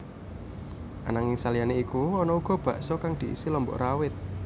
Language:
Javanese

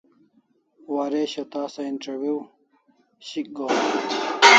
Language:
Kalasha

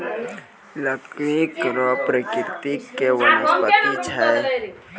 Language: Maithili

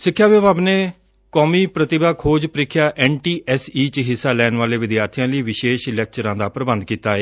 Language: Punjabi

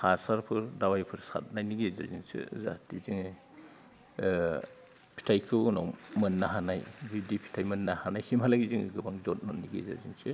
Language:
Bodo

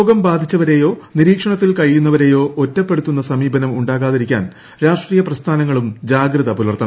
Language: Malayalam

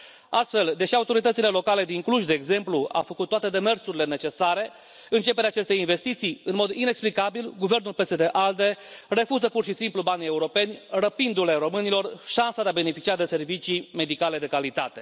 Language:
Romanian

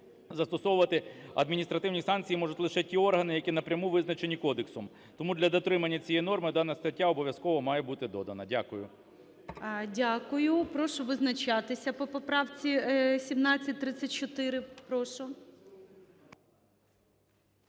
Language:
Ukrainian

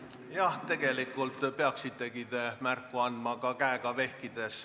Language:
Estonian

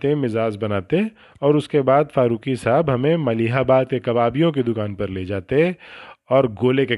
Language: Urdu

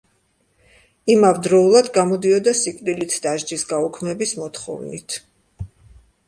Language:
Georgian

